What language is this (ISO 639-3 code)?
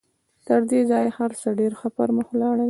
pus